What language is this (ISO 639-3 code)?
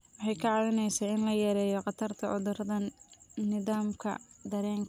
som